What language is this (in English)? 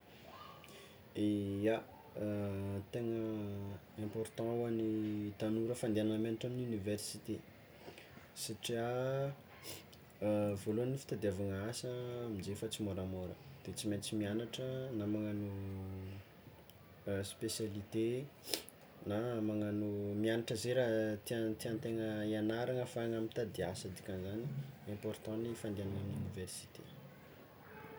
Tsimihety Malagasy